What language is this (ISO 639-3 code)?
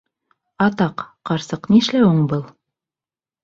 bak